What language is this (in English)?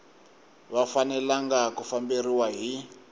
Tsonga